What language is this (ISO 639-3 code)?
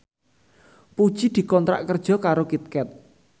jav